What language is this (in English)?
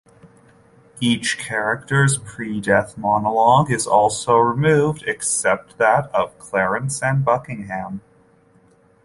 English